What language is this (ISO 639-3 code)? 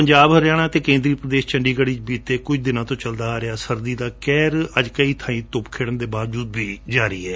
pan